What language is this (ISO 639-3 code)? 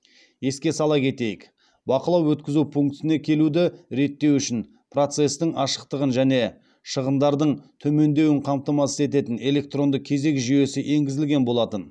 kaz